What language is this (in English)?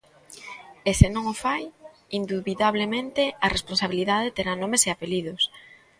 Galician